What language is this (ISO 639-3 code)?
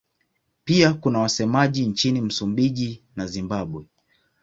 swa